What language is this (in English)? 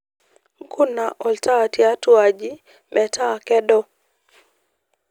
Masai